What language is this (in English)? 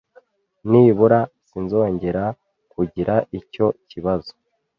Kinyarwanda